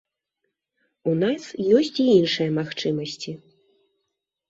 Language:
Belarusian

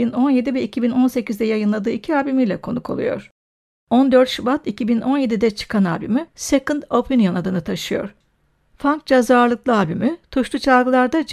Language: Turkish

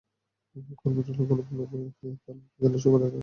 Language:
Bangla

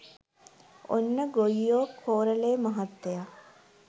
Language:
Sinhala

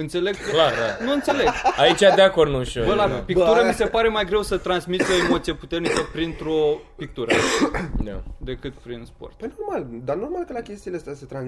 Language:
Romanian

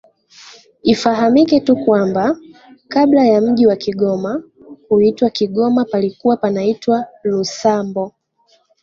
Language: Swahili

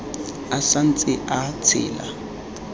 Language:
Tswana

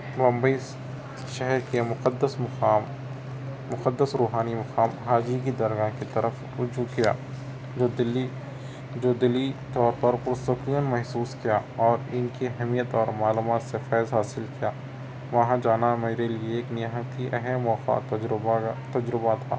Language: Urdu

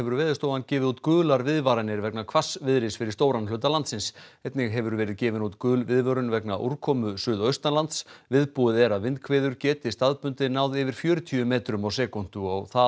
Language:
Icelandic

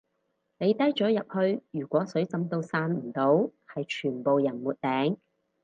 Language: Cantonese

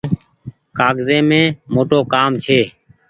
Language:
Goaria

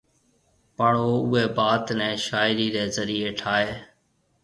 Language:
Marwari (Pakistan)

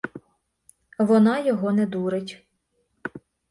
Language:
Ukrainian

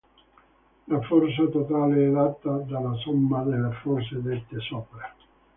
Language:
Italian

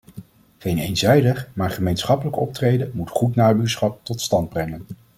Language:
Dutch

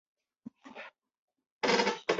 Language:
Chinese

